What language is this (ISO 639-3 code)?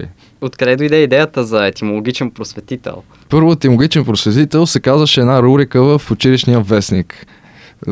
bul